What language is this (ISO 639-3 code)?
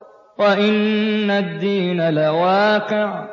ara